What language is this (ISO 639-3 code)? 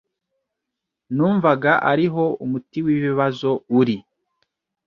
kin